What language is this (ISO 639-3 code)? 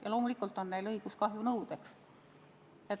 est